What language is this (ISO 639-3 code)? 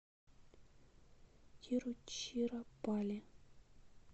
rus